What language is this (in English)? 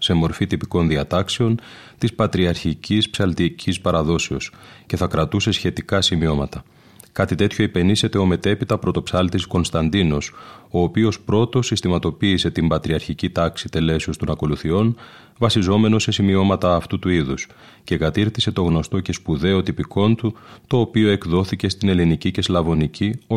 Greek